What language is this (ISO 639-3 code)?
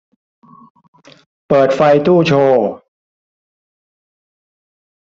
tha